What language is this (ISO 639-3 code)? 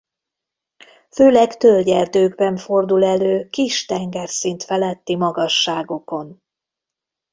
hun